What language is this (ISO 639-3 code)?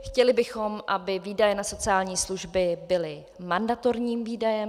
ces